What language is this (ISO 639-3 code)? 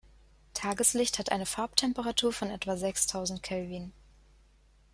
deu